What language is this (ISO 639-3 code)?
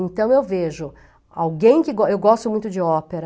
por